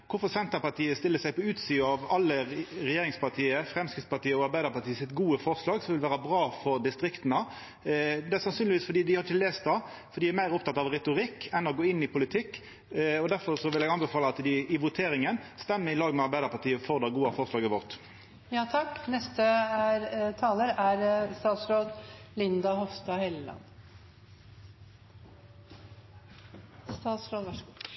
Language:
Norwegian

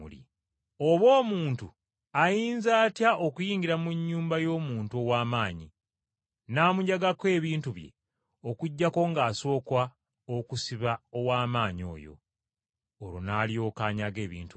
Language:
Ganda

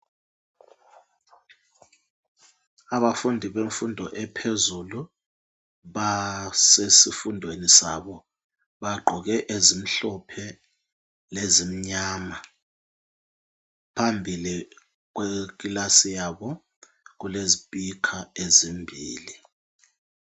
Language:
North Ndebele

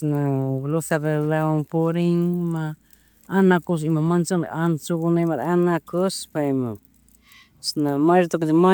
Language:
Chimborazo Highland Quichua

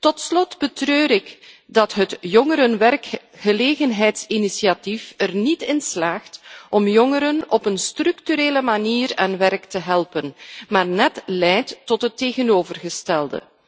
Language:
Dutch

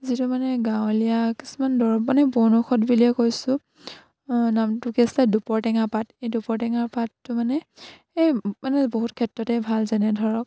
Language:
Assamese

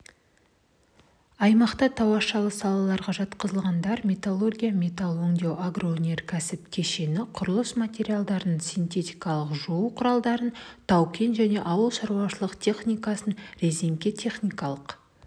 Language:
Kazakh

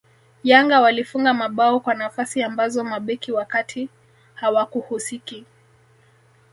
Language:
Swahili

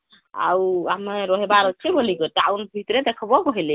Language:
Odia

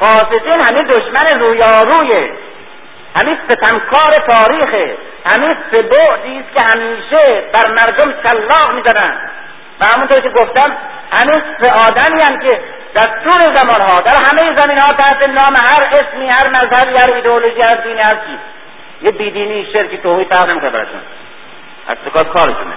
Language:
Persian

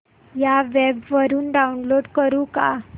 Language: Marathi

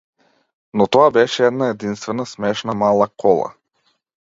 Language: Macedonian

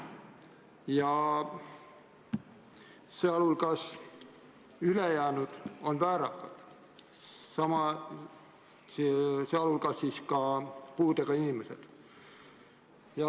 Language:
Estonian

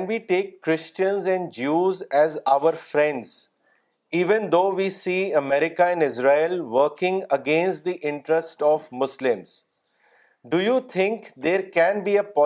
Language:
Urdu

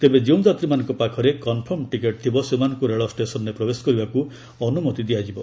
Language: Odia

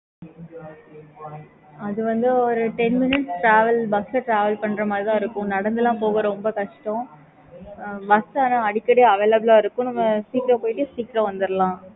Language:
Tamil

